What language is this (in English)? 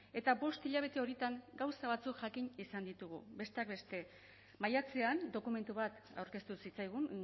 Basque